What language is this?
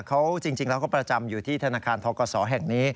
Thai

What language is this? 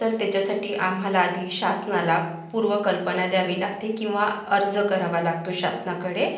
Marathi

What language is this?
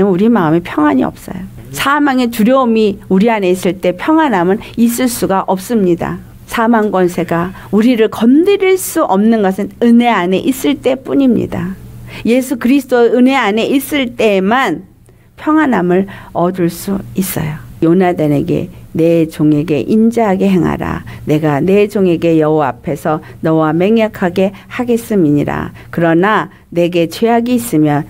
Korean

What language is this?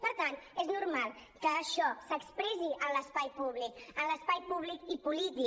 Catalan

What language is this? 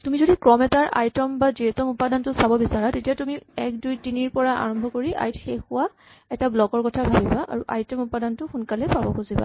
Assamese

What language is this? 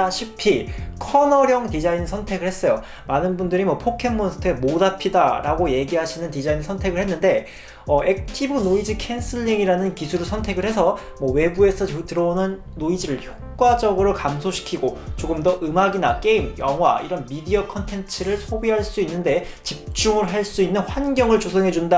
Korean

